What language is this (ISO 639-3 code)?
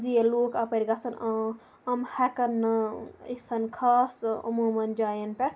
kas